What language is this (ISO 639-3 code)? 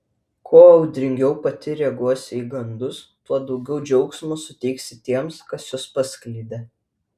lit